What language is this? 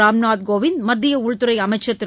Tamil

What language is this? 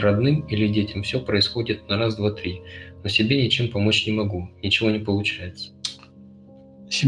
Russian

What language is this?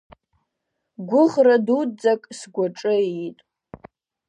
Abkhazian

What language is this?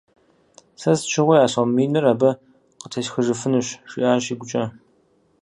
Kabardian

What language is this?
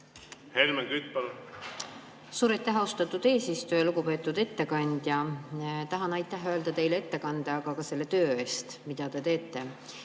Estonian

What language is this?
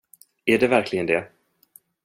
Swedish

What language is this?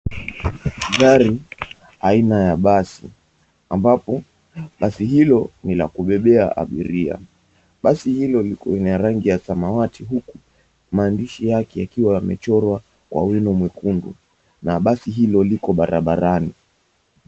Swahili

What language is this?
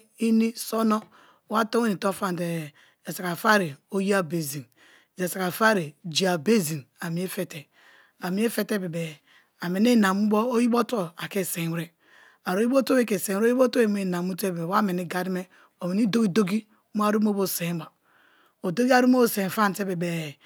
Kalabari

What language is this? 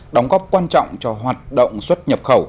Vietnamese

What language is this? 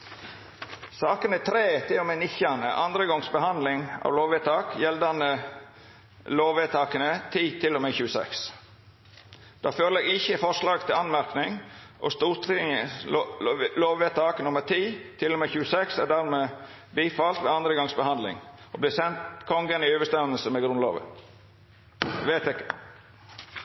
Norwegian Nynorsk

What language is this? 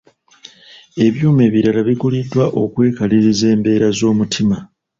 Ganda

